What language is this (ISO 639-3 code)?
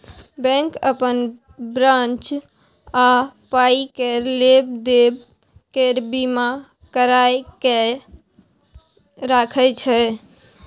mai